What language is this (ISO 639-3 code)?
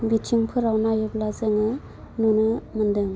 brx